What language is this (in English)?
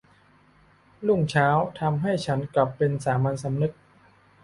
Thai